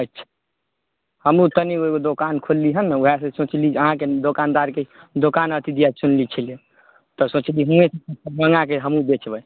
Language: Maithili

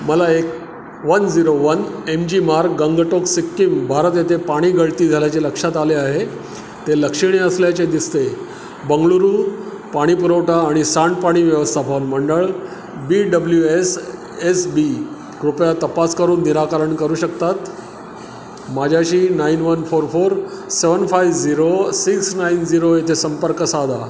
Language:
Marathi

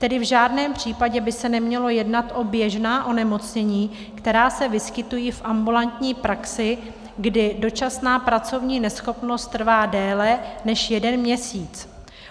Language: Czech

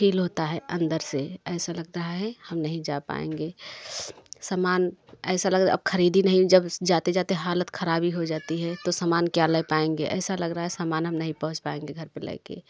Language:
Hindi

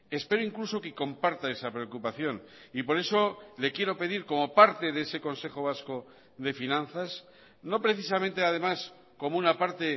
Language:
Spanish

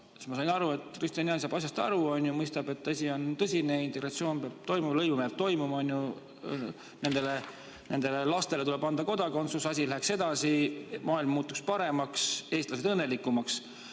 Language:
Estonian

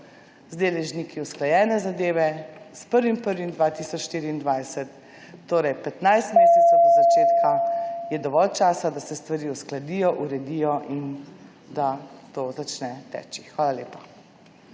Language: Slovenian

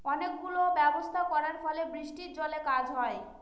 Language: Bangla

